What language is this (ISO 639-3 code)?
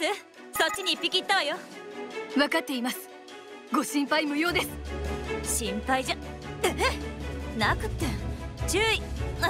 jpn